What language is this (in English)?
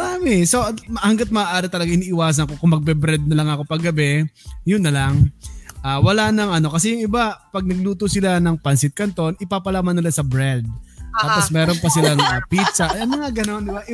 Filipino